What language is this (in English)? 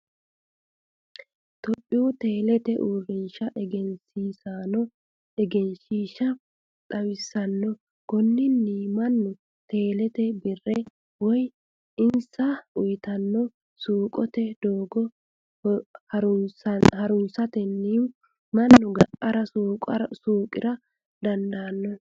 Sidamo